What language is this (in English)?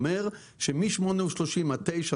Hebrew